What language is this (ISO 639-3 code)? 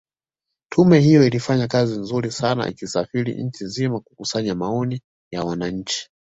swa